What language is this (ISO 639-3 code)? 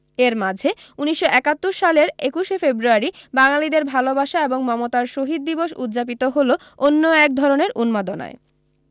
ben